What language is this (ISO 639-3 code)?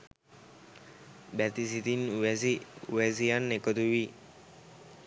sin